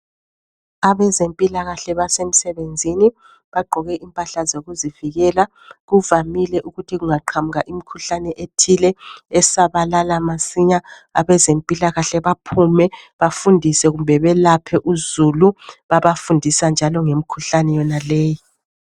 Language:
North Ndebele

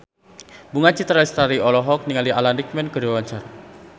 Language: Sundanese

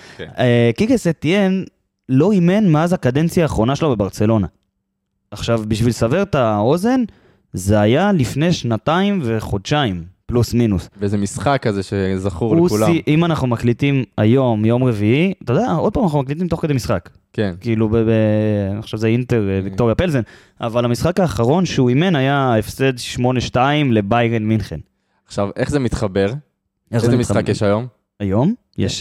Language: Hebrew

